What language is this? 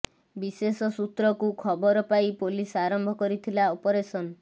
Odia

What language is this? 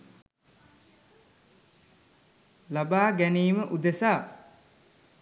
Sinhala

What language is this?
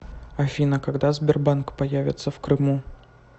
Russian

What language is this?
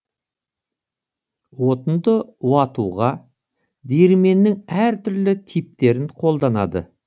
Kazakh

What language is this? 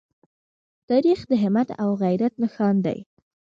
Pashto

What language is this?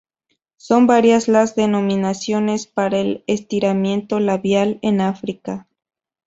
Spanish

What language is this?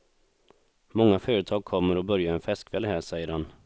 Swedish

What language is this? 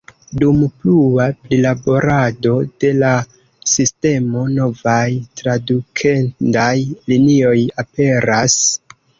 Esperanto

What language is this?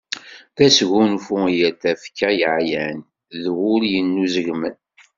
Kabyle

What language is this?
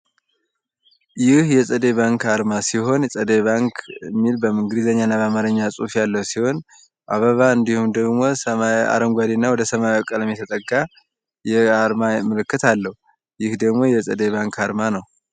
Amharic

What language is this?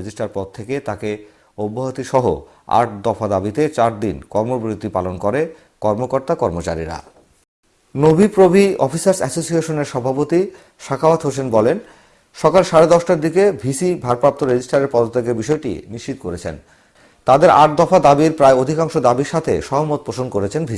Turkish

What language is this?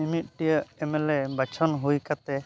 Santali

